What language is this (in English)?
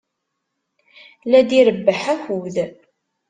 Kabyle